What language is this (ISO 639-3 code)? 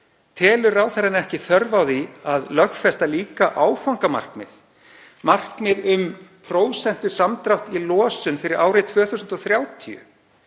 isl